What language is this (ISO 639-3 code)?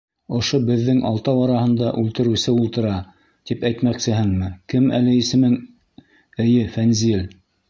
bak